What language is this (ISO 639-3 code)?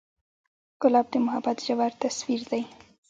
pus